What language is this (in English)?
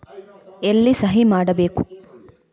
Kannada